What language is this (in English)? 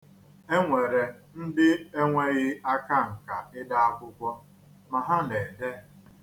Igbo